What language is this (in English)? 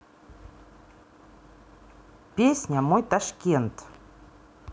Russian